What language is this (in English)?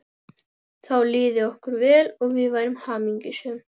Icelandic